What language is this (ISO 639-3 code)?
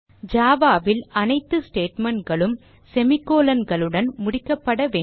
tam